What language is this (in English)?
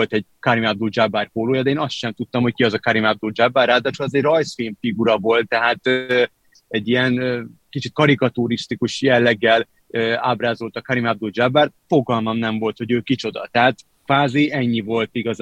Hungarian